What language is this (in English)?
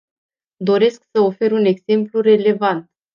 Romanian